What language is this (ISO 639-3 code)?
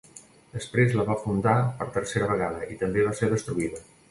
cat